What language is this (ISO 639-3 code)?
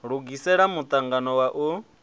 ven